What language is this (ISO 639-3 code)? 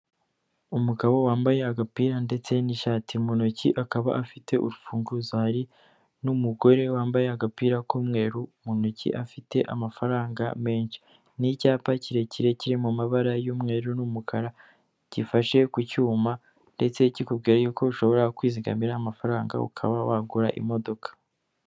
kin